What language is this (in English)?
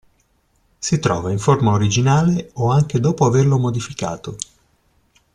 Italian